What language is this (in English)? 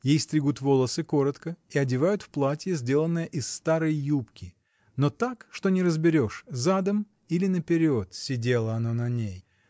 Russian